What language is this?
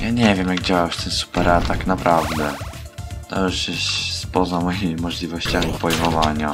Polish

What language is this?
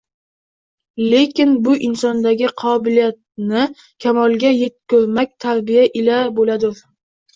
Uzbek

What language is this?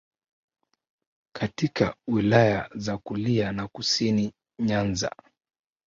Swahili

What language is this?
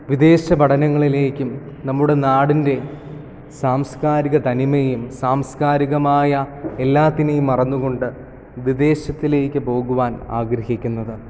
Malayalam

